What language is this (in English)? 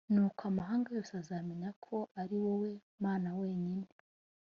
Kinyarwanda